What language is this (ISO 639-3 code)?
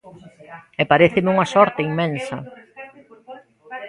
glg